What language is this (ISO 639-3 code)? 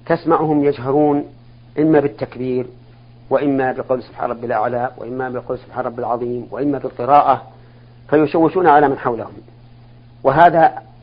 ara